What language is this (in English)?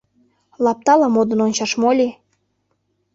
Mari